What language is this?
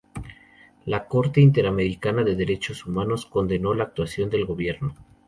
Spanish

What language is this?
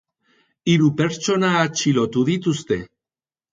Basque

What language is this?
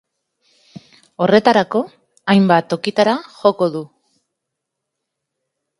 Basque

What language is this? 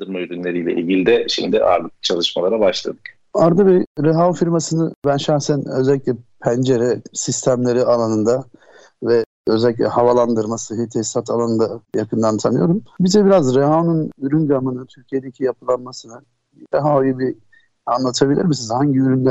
Turkish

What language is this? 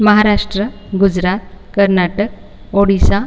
Marathi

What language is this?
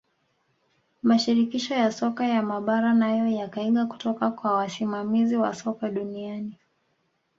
Swahili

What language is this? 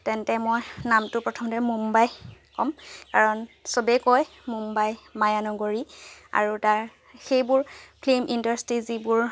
Assamese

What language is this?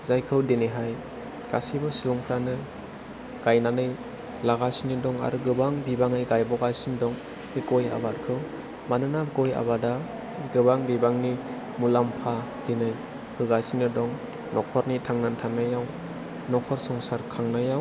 Bodo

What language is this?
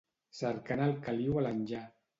Catalan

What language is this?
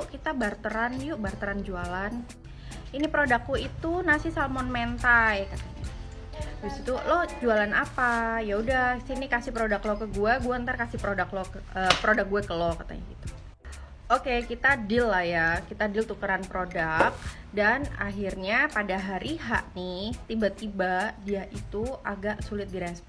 Indonesian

